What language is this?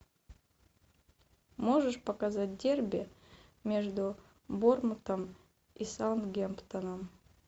Russian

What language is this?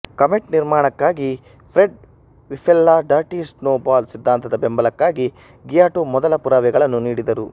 Kannada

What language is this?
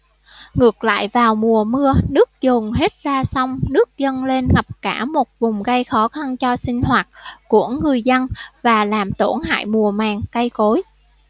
Vietnamese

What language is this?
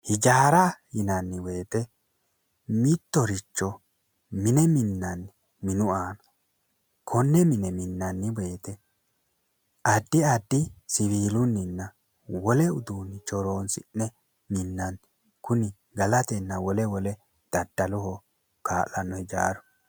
Sidamo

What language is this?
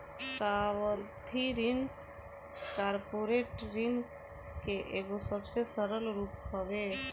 Bhojpuri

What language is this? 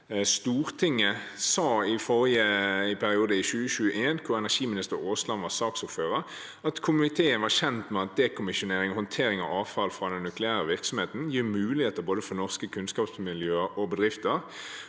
Norwegian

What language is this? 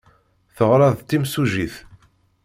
Kabyle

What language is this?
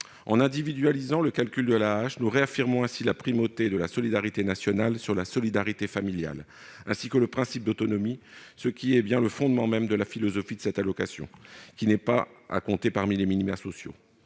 French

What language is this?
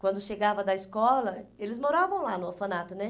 Portuguese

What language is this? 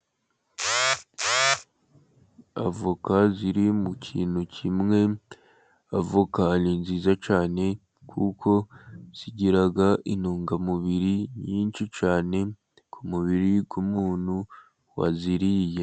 Kinyarwanda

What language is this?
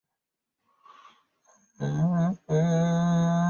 Chinese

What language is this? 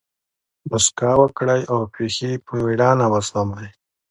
Pashto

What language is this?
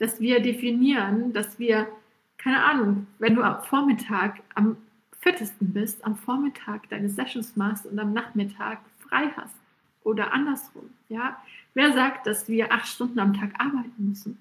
German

